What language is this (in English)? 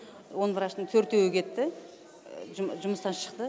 Kazakh